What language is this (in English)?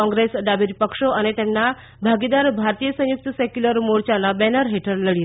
Gujarati